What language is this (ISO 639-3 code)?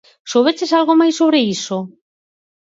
glg